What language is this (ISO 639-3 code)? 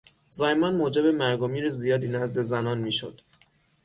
fas